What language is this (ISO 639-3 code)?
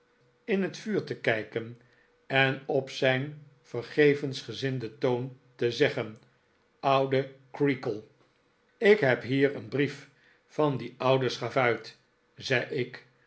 nld